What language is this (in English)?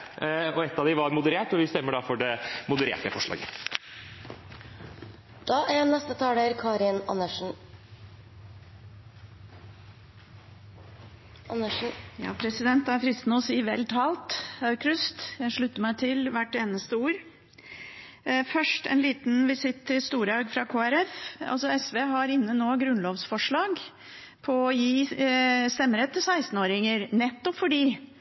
Norwegian Bokmål